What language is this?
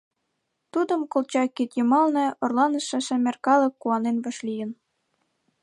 Mari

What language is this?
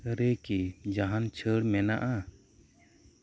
Santali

